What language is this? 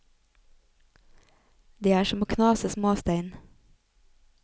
Norwegian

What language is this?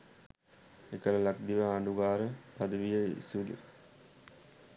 Sinhala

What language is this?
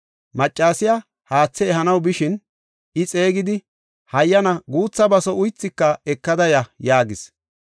Gofa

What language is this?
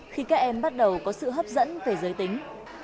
Vietnamese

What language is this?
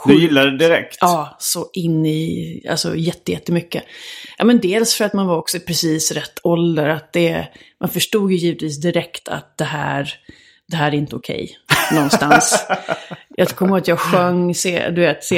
Swedish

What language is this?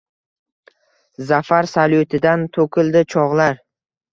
Uzbek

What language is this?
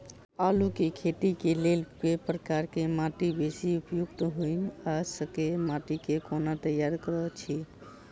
Maithili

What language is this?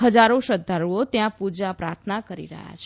Gujarati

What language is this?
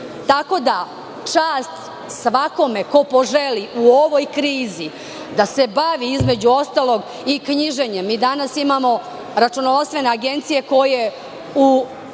Serbian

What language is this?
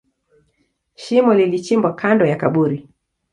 Swahili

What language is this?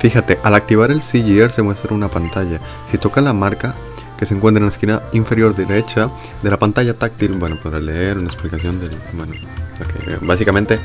Spanish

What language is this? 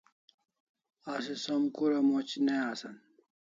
Kalasha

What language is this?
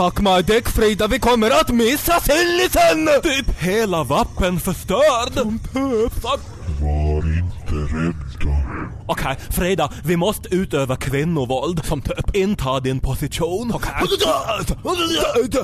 Swedish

